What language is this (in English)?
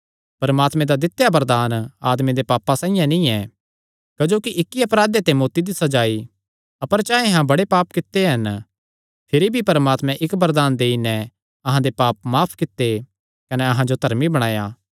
Kangri